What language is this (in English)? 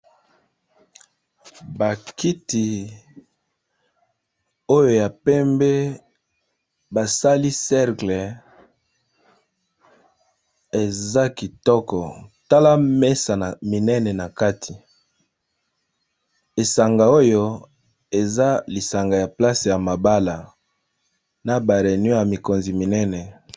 Lingala